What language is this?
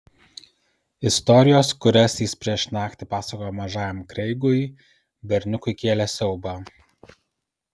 Lithuanian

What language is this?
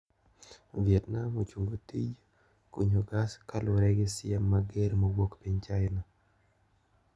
Luo (Kenya and Tanzania)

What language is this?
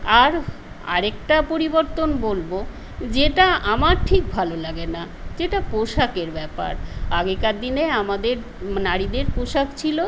Bangla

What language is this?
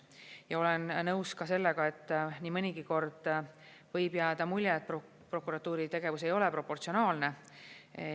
Estonian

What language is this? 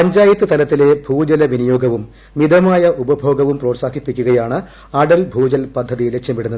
Malayalam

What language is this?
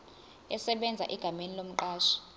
Zulu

